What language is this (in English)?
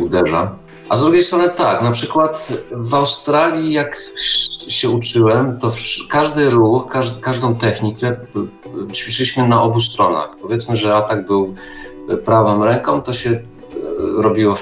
Polish